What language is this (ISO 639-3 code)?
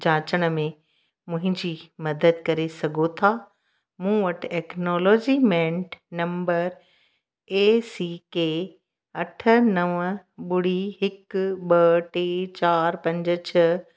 snd